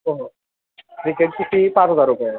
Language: Marathi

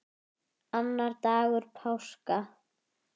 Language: Icelandic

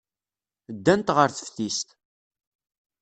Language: Kabyle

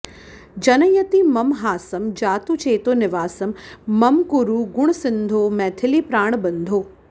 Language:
Sanskrit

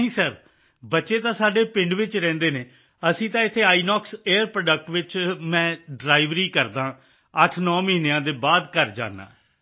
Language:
Punjabi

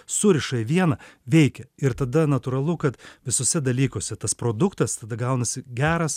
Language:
Lithuanian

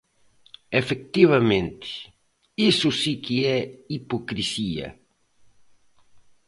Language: Galician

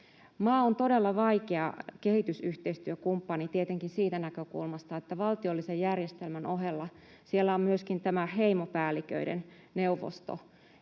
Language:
Finnish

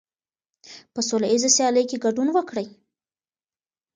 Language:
Pashto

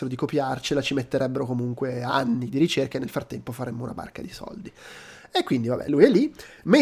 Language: Italian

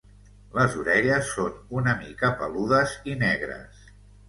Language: Catalan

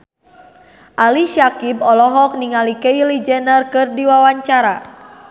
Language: Sundanese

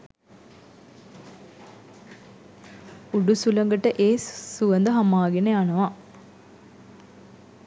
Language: Sinhala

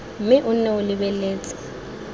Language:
Tswana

